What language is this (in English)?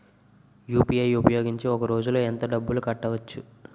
Telugu